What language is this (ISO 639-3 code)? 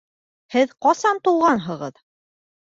bak